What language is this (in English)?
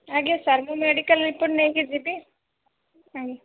Odia